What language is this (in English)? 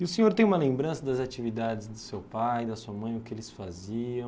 Portuguese